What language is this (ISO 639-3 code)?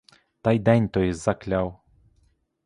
ukr